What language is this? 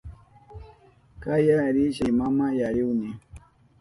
Southern Pastaza Quechua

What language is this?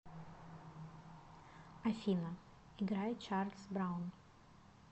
Russian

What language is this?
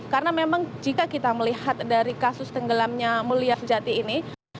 Indonesian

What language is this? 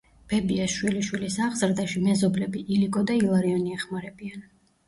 Georgian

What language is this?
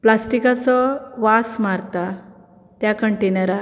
Konkani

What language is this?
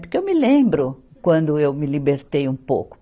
Portuguese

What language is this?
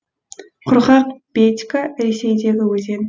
Kazakh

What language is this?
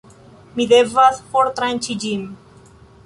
Esperanto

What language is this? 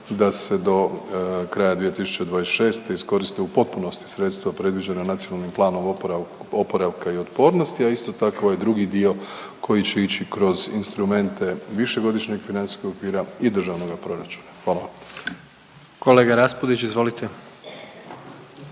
Croatian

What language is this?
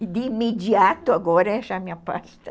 Portuguese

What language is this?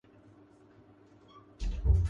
Urdu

